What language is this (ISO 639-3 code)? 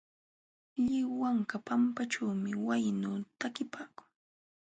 qxw